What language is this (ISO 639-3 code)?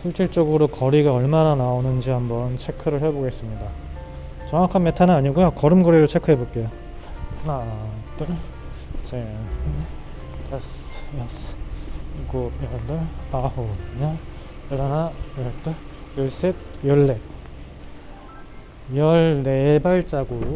kor